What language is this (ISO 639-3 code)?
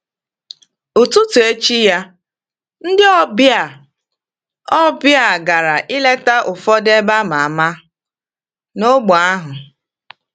ibo